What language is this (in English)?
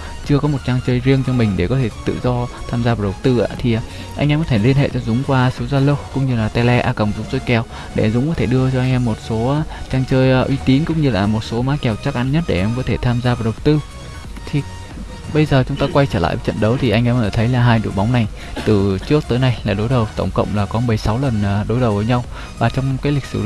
Vietnamese